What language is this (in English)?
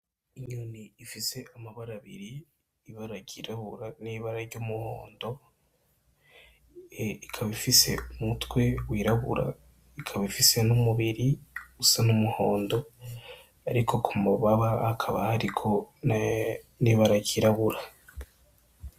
Rundi